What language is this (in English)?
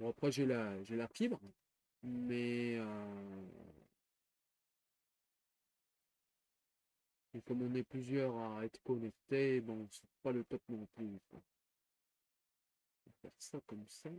French